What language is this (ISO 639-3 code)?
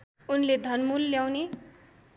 nep